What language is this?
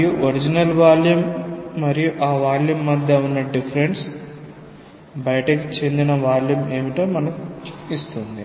Telugu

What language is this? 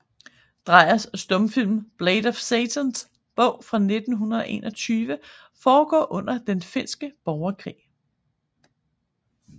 Danish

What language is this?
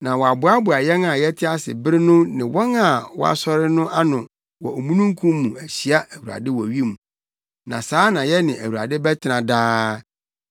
Akan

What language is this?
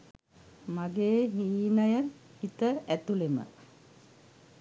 Sinhala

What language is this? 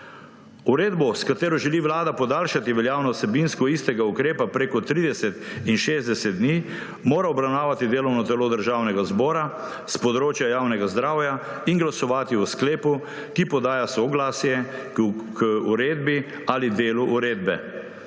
Slovenian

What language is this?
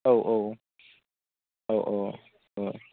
Bodo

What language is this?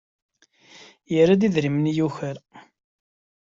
Kabyle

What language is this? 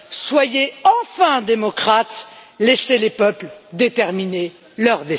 French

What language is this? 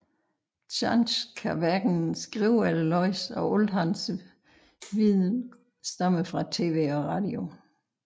Danish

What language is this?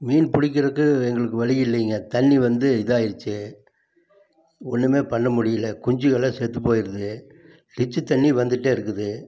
Tamil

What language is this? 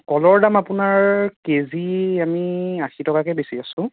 Assamese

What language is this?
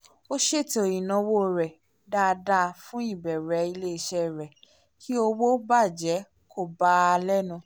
Yoruba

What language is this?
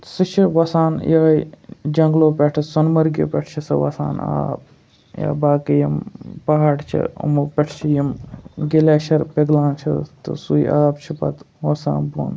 Kashmiri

